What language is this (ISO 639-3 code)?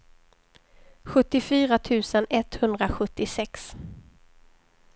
swe